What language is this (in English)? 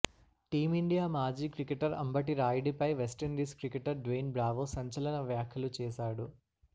Telugu